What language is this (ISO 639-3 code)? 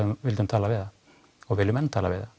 isl